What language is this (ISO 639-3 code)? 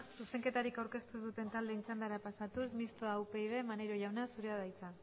eus